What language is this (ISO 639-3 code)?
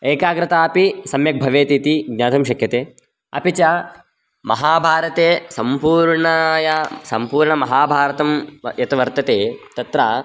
san